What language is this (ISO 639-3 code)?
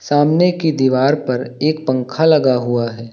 hin